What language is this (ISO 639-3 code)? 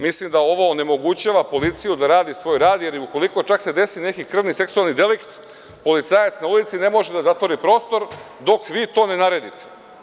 srp